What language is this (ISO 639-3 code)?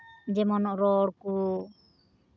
sat